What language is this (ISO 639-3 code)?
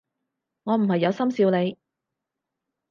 yue